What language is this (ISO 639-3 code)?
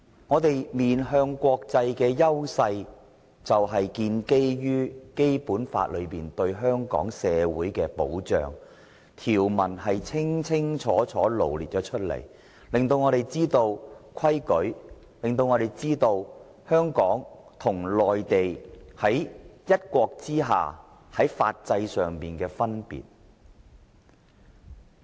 yue